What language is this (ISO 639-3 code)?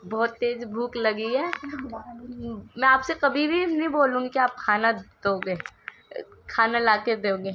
urd